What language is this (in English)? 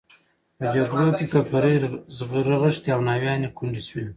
Pashto